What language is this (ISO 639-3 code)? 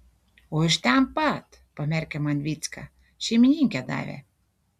lit